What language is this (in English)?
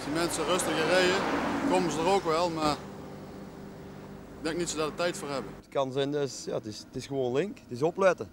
Dutch